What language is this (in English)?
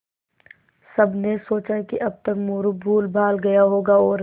Hindi